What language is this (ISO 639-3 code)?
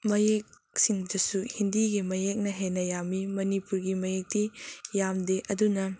mni